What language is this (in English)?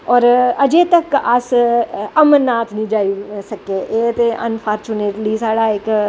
Dogri